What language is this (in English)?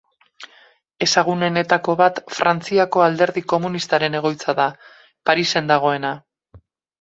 Basque